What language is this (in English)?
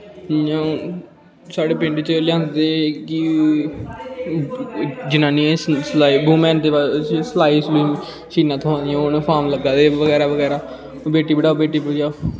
Dogri